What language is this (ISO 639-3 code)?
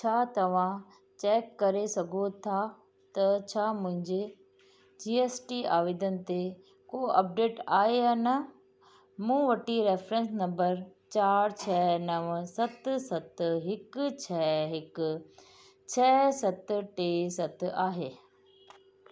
snd